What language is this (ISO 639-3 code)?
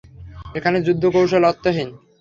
ben